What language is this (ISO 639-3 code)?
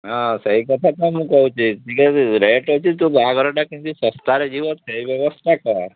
ori